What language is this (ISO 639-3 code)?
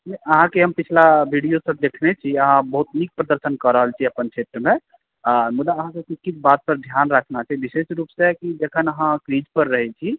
mai